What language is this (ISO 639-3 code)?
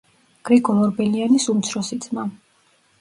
kat